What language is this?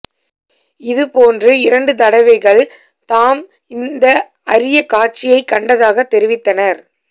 Tamil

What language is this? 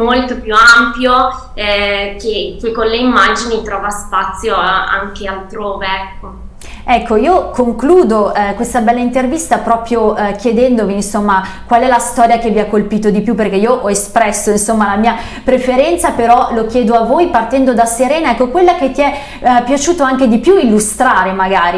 Italian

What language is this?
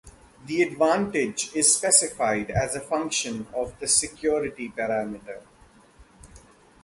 English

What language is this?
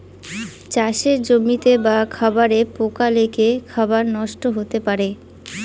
Bangla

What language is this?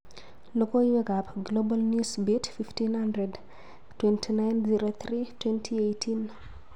Kalenjin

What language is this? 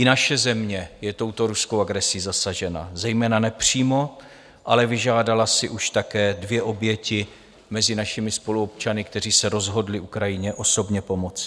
Czech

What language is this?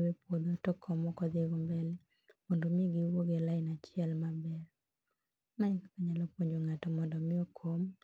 Luo (Kenya and Tanzania)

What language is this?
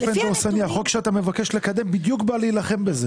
Hebrew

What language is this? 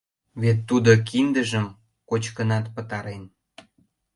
Mari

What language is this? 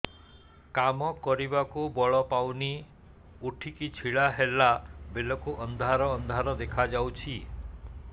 Odia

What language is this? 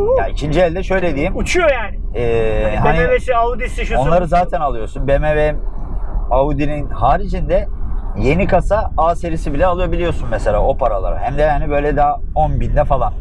Turkish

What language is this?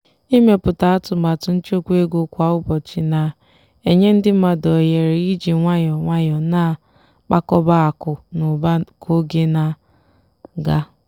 Igbo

